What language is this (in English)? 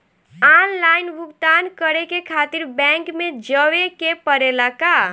Bhojpuri